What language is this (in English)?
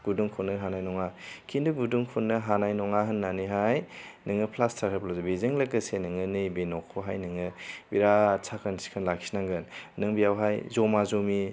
Bodo